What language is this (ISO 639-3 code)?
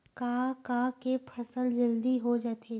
hne